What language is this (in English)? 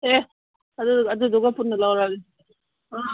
Manipuri